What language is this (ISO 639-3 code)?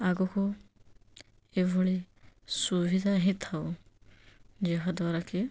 ori